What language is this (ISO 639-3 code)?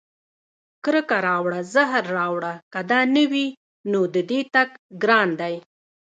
pus